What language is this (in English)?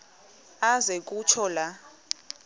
Xhosa